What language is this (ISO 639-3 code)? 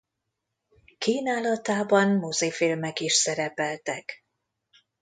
hun